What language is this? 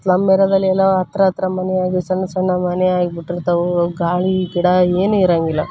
Kannada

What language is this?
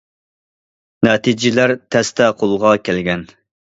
Uyghur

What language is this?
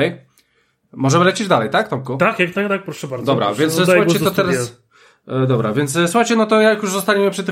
Polish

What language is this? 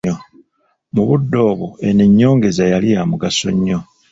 Ganda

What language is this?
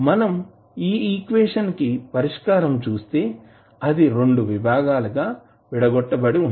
Telugu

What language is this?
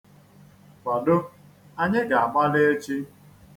Igbo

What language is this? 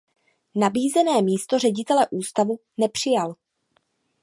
Czech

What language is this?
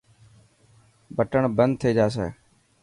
Dhatki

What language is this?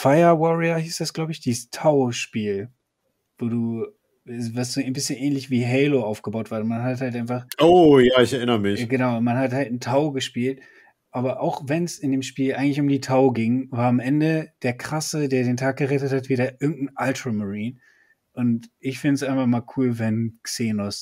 German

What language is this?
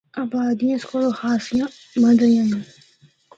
Northern Hindko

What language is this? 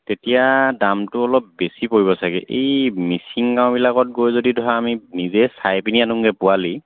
Assamese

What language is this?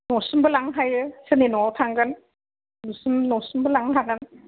Bodo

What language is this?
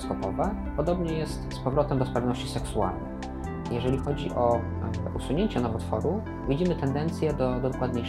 Polish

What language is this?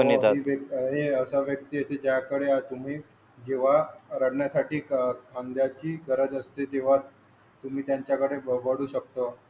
Marathi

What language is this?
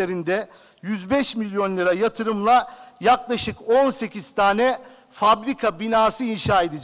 Turkish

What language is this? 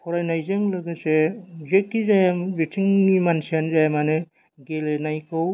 Bodo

